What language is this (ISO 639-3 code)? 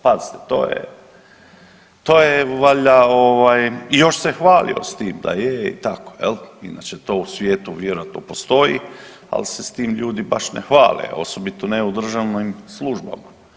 hrv